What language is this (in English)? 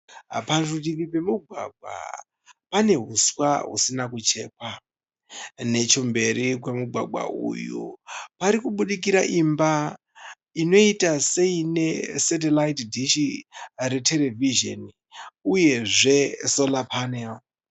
Shona